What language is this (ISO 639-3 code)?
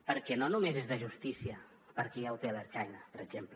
cat